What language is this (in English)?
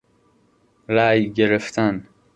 Persian